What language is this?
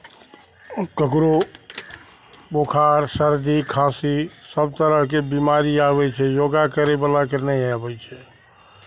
Maithili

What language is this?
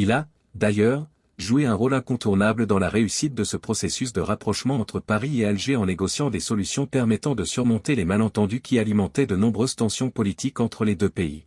French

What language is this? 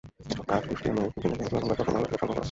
Bangla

